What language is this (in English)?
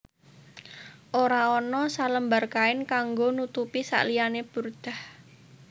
Javanese